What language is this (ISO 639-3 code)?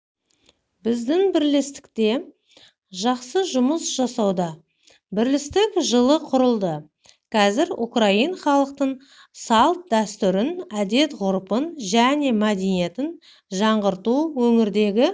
kaz